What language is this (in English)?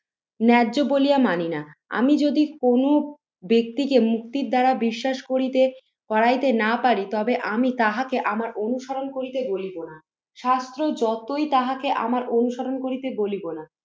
Bangla